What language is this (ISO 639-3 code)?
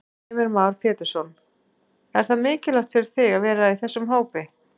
isl